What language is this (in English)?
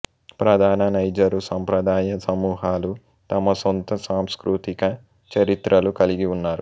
Telugu